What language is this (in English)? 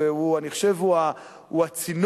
Hebrew